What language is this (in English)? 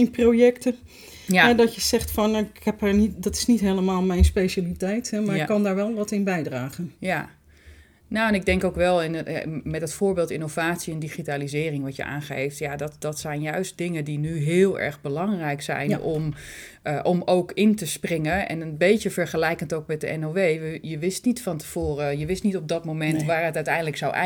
Dutch